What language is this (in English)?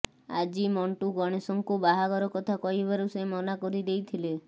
Odia